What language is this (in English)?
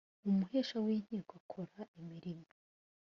Kinyarwanda